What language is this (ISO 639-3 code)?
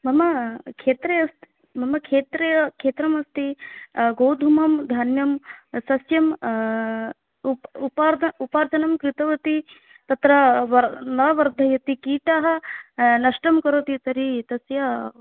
san